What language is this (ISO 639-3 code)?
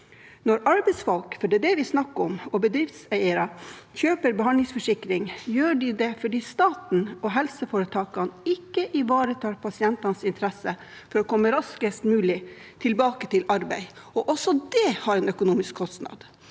nor